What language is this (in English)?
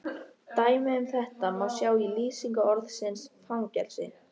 Icelandic